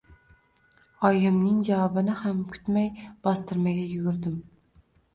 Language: Uzbek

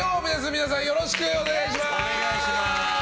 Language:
Japanese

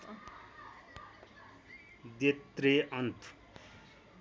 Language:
Nepali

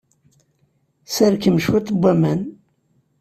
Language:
Kabyle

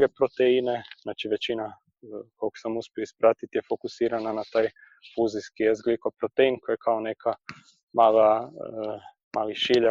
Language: Croatian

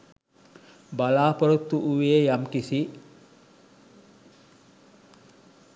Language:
Sinhala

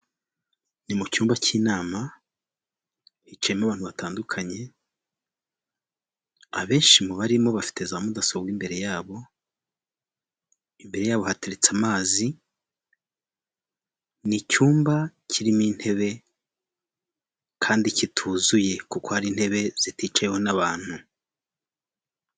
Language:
Kinyarwanda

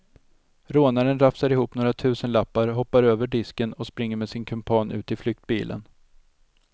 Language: Swedish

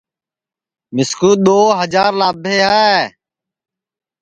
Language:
Sansi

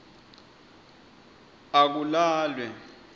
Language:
Swati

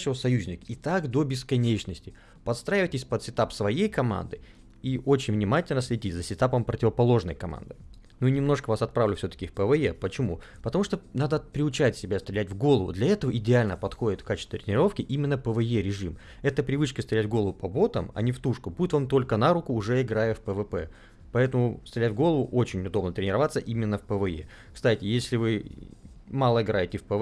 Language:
Russian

